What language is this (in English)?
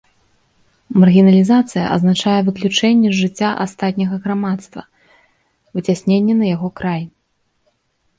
Belarusian